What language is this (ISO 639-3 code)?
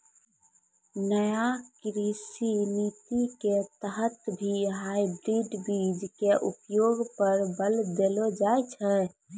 mai